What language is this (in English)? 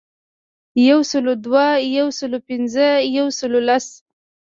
Pashto